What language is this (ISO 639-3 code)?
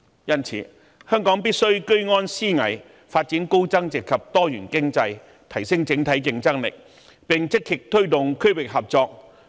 yue